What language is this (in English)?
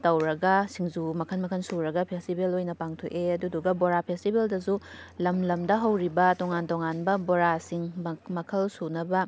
Manipuri